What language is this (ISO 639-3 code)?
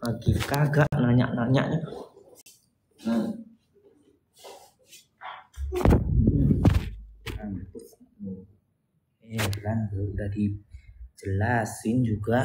ind